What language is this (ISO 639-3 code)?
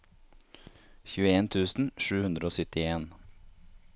nor